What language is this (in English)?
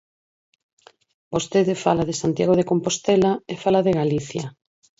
Galician